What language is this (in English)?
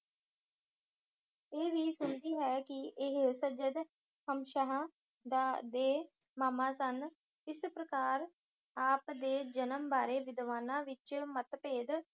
Punjabi